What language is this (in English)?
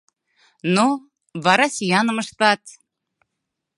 Mari